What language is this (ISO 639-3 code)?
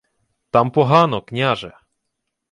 ukr